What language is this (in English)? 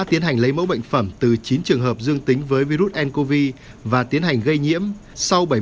Vietnamese